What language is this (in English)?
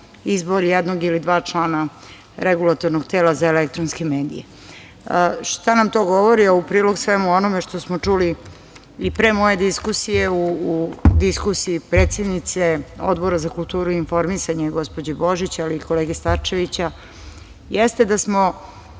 Serbian